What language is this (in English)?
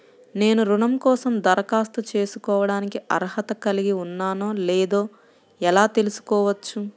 Telugu